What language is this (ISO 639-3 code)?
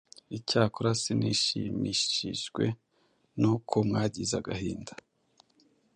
kin